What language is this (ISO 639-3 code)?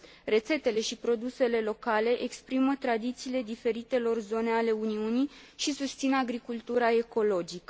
ron